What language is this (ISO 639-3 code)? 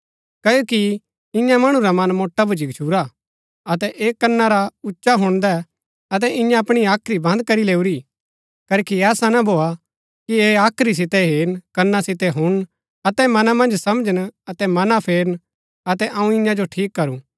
gbk